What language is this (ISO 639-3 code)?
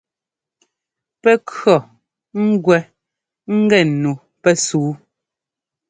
jgo